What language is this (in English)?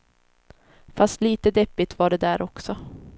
Swedish